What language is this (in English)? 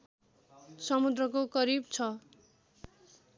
Nepali